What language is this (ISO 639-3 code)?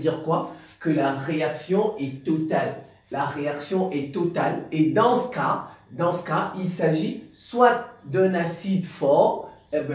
fra